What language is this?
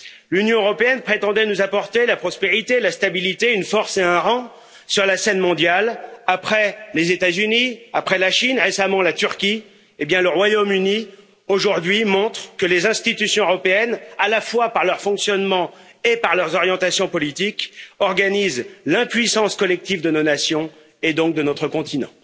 French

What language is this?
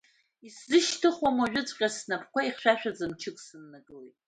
Abkhazian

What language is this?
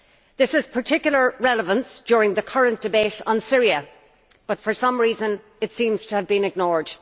English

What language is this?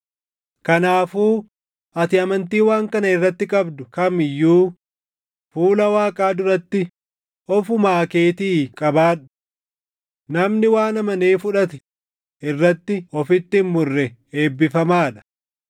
Oromo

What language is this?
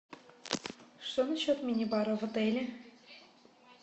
Russian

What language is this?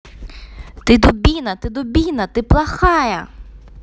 Russian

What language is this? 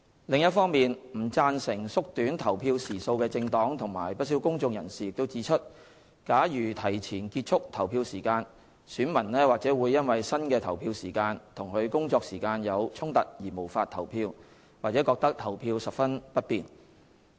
Cantonese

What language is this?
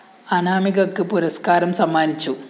Malayalam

